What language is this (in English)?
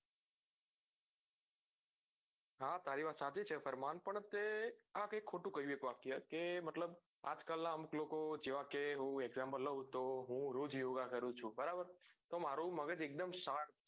Gujarati